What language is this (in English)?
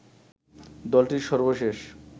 Bangla